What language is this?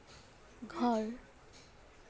Assamese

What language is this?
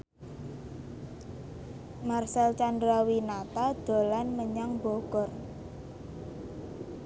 Javanese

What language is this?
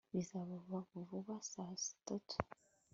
Kinyarwanda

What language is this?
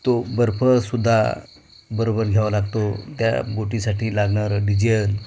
Marathi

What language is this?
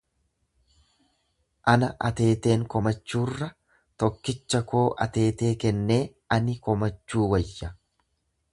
Oromo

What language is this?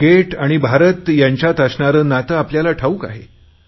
Marathi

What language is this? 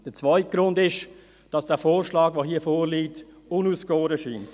Swiss German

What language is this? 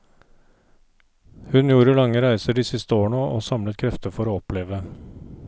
Norwegian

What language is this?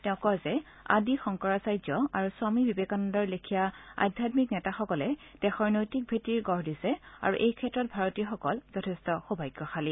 Assamese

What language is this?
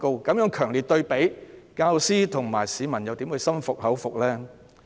Cantonese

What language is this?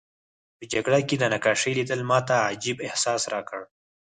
Pashto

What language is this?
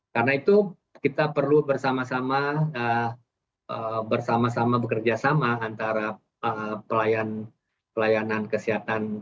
Indonesian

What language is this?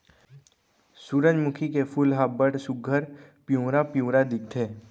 Chhattisgarhi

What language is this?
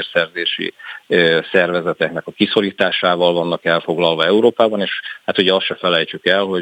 Hungarian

